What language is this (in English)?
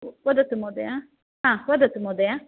Sanskrit